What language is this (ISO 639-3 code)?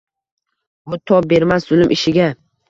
uzb